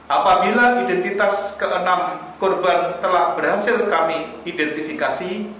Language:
Indonesian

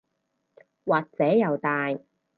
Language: Cantonese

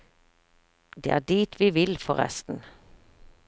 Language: Norwegian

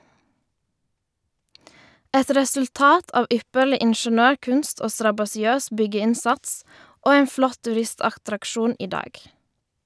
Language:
Norwegian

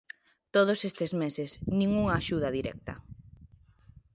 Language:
Galician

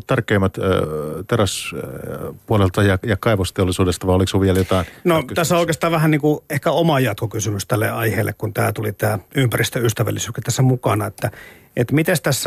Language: Finnish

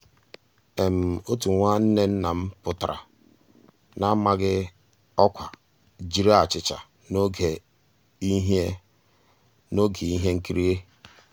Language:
Igbo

